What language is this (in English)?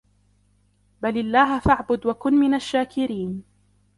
Arabic